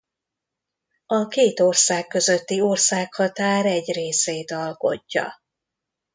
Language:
Hungarian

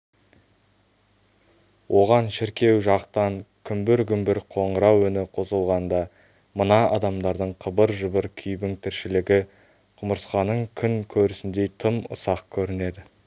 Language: Kazakh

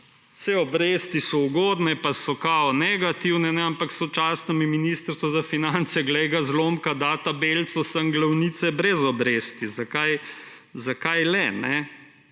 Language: Slovenian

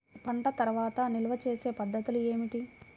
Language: Telugu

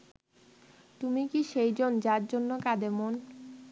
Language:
Bangla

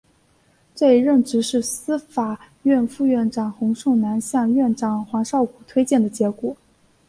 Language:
Chinese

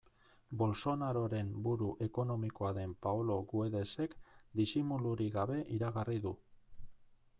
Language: Basque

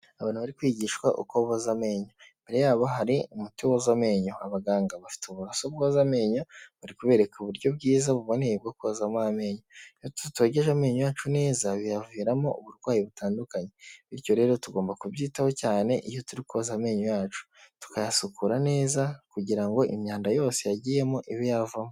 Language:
Kinyarwanda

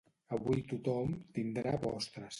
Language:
Catalan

